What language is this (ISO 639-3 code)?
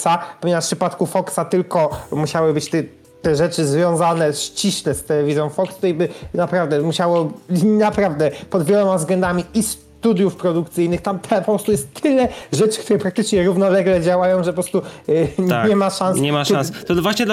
pol